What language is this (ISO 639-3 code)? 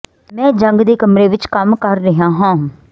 pan